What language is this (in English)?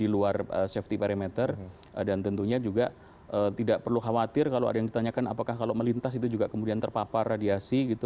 Indonesian